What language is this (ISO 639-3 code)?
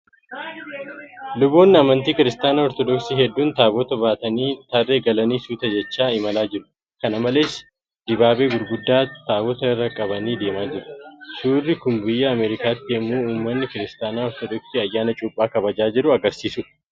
orm